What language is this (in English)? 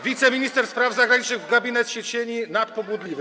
Polish